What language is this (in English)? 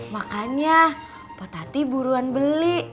Indonesian